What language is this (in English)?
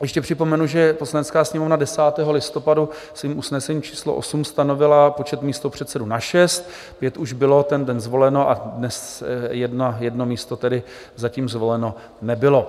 Czech